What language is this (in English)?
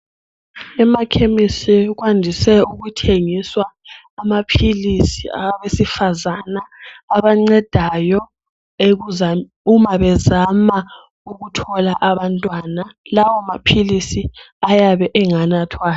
North Ndebele